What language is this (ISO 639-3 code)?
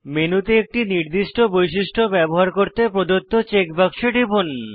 ben